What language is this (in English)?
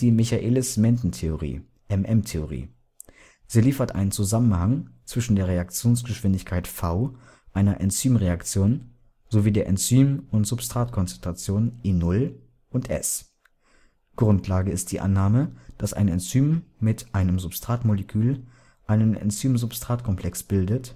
German